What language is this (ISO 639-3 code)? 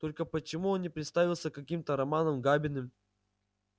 rus